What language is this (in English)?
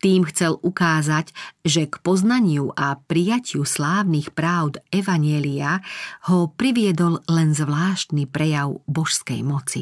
Slovak